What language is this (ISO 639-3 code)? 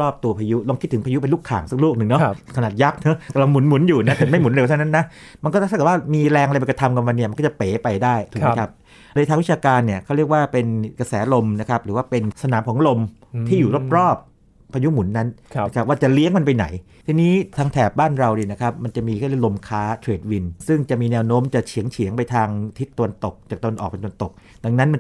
tha